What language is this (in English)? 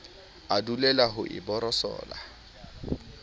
Southern Sotho